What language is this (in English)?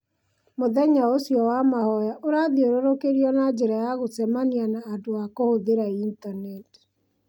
Kikuyu